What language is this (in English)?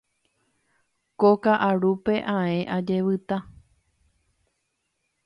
Guarani